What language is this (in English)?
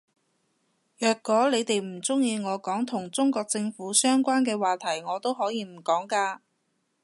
Cantonese